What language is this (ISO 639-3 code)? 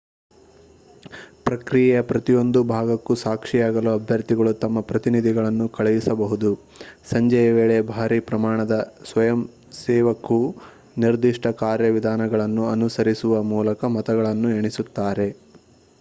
kan